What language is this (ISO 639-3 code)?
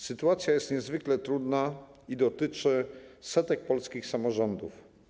pol